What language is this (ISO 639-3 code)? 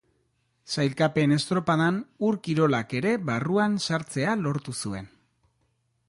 eus